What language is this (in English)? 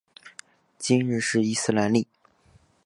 Chinese